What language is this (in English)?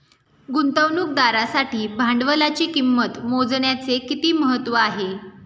Marathi